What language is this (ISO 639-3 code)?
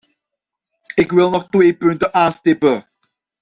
nld